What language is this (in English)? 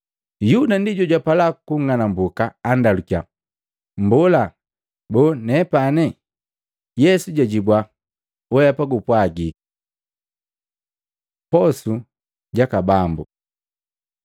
Matengo